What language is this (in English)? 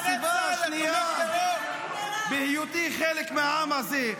Hebrew